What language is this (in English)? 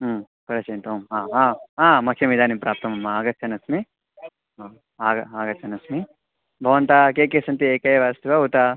Sanskrit